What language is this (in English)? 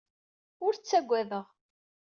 Kabyle